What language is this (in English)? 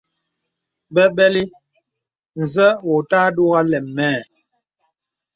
Bebele